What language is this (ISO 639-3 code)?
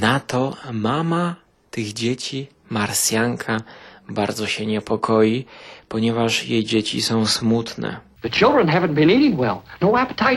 pol